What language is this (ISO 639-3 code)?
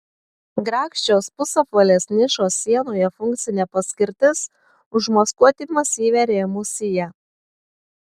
lit